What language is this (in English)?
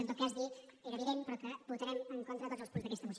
Catalan